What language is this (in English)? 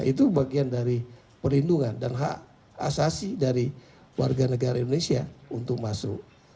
Indonesian